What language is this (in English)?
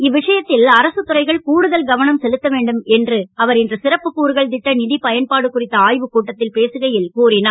Tamil